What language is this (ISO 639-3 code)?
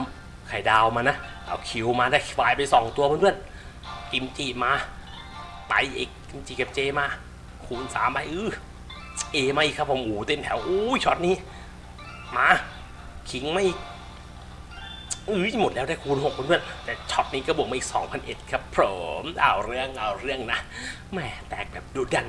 tha